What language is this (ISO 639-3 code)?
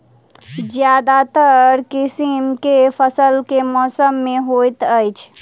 mai